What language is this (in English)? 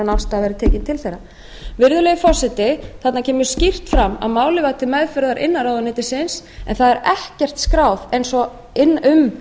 Icelandic